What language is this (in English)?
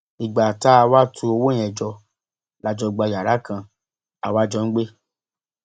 Yoruba